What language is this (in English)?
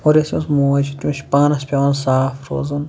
Kashmiri